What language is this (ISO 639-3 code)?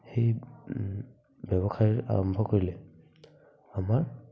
asm